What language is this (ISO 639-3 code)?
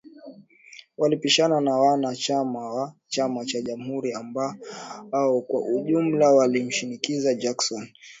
swa